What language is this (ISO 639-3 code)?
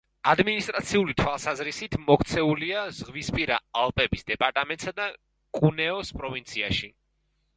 kat